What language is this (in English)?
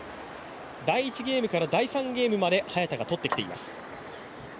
Japanese